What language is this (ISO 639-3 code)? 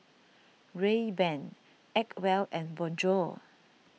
eng